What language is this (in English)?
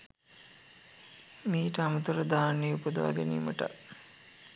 Sinhala